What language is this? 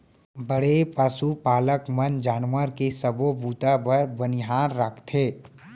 Chhattisgarhi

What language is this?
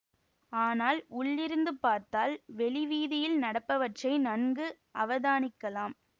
Tamil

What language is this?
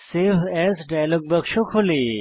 Bangla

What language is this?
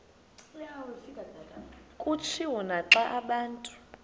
Xhosa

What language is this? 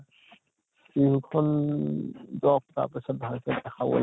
Assamese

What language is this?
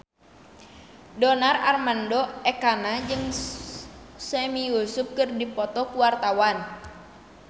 Sundanese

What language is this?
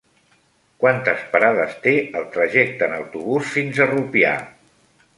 Catalan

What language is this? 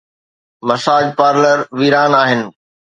Sindhi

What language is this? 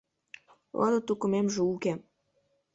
Mari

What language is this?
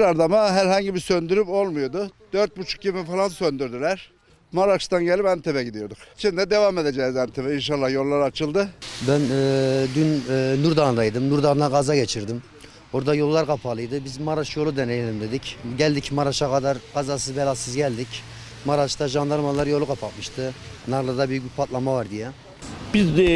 Turkish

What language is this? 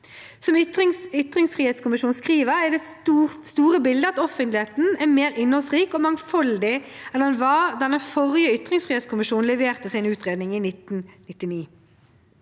Norwegian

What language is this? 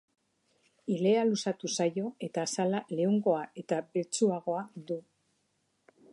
Basque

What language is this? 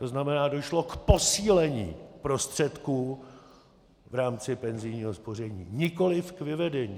Czech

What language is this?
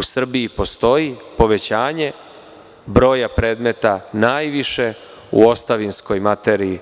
Serbian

